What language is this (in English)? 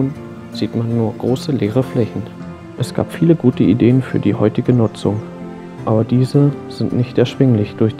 German